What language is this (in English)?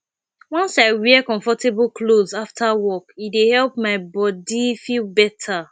Nigerian Pidgin